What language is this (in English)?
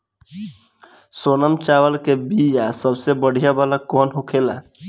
Bhojpuri